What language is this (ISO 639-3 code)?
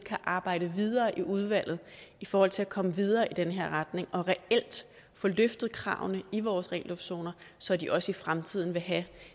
dan